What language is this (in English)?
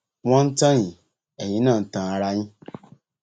Yoruba